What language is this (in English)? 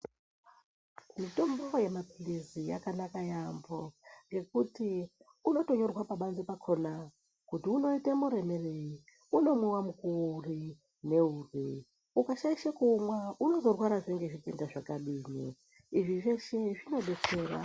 Ndau